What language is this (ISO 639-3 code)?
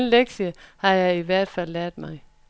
dan